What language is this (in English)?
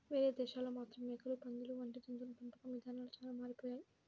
Telugu